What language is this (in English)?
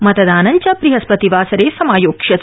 Sanskrit